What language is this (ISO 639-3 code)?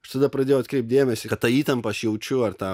lit